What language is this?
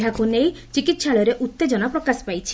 Odia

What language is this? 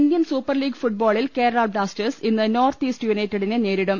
Malayalam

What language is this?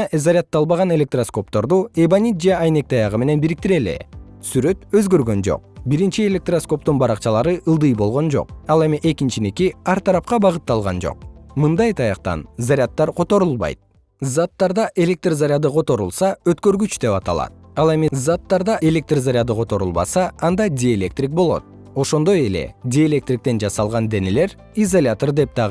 Kyrgyz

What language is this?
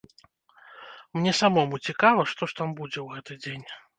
Belarusian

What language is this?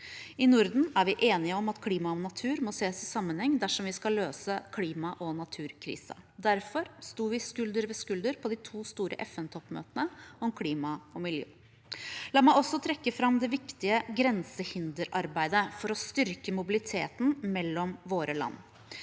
Norwegian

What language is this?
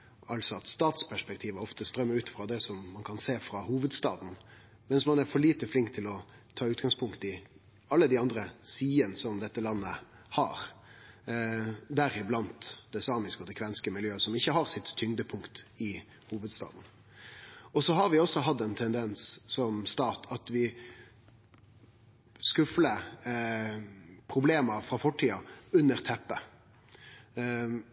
Norwegian Nynorsk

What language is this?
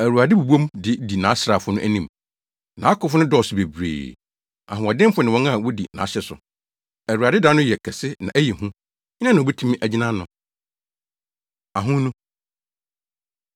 Akan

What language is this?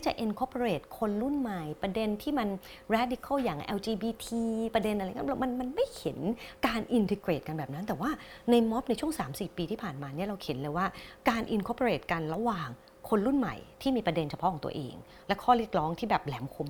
Thai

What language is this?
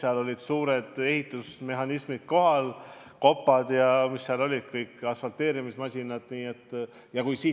Estonian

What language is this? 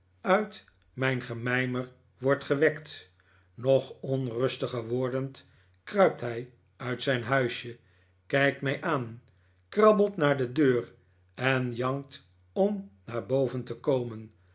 Dutch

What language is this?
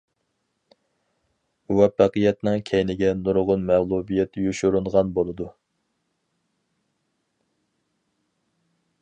Uyghur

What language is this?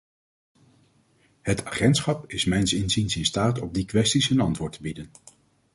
Dutch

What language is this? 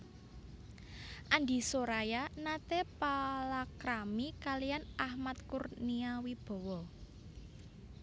Javanese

